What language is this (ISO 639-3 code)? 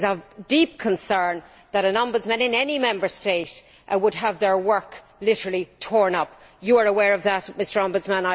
eng